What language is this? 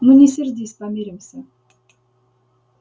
Russian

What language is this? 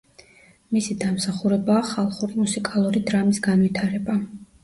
Georgian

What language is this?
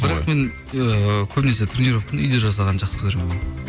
Kazakh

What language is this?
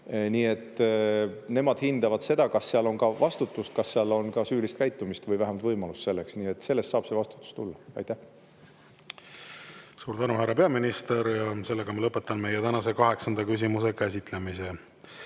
Estonian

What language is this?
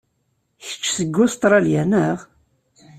Kabyle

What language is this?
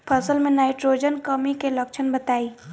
Bhojpuri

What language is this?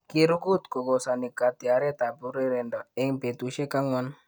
Kalenjin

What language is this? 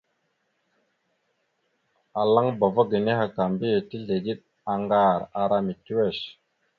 Mada (Cameroon)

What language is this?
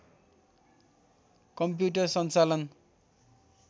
Nepali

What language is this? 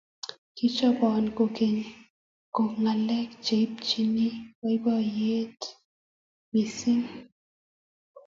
Kalenjin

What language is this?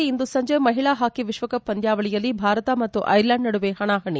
Kannada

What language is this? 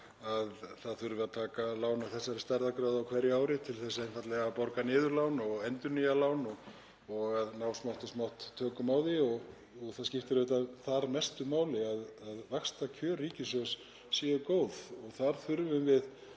Icelandic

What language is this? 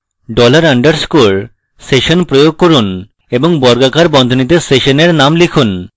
Bangla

